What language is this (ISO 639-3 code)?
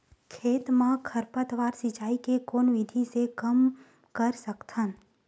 hne